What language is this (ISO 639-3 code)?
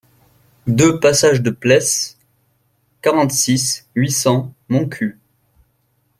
fra